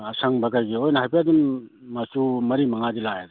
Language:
Manipuri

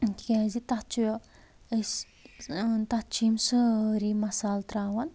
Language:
Kashmiri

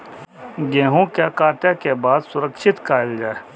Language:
Maithili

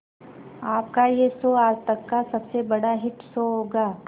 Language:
Hindi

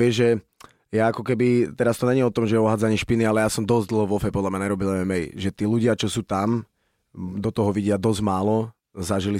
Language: Slovak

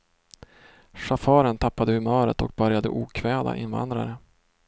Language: Swedish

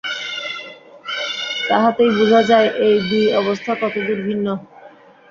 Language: Bangla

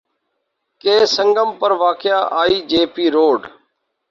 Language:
Urdu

